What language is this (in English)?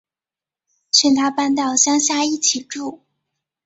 Chinese